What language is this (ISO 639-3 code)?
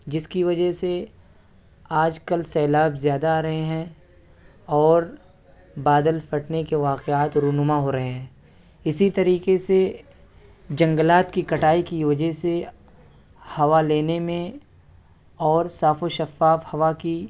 urd